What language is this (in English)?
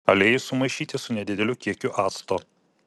Lithuanian